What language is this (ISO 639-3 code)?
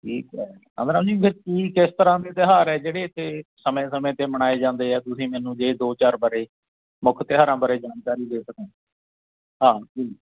pan